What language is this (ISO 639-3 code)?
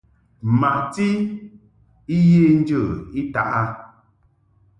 mhk